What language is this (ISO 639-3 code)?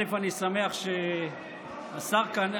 heb